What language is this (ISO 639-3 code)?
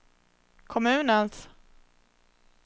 swe